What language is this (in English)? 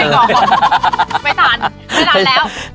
Thai